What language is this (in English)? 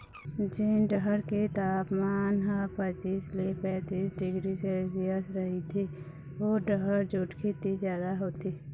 Chhattisgarhi